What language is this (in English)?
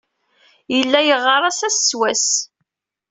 Kabyle